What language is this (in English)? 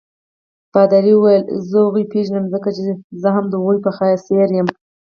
Pashto